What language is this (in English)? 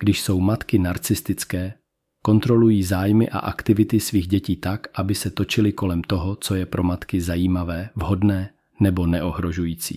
Czech